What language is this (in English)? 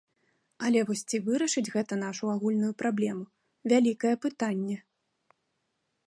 Belarusian